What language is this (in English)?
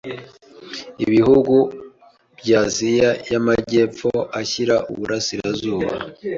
Kinyarwanda